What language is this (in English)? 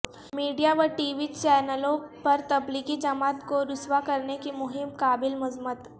Urdu